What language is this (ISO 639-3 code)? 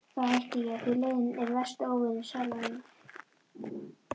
isl